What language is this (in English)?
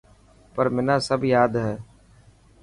Dhatki